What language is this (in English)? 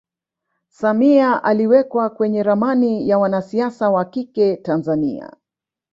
Swahili